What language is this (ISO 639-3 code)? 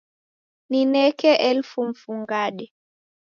dav